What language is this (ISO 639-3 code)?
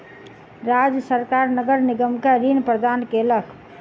mai